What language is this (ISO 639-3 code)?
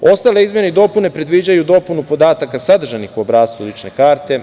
srp